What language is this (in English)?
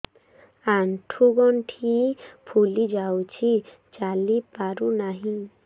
Odia